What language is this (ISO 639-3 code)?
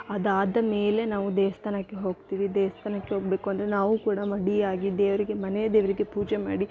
kan